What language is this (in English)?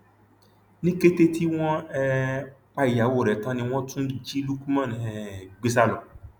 Yoruba